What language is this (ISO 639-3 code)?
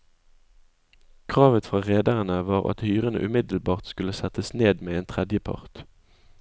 nor